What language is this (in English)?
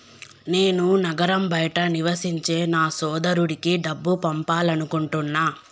Telugu